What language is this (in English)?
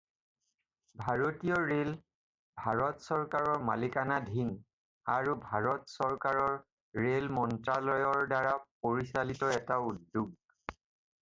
Assamese